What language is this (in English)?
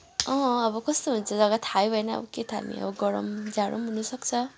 Nepali